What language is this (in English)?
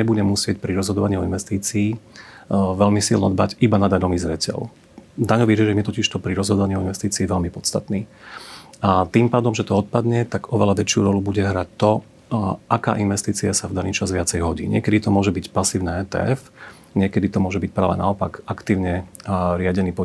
Slovak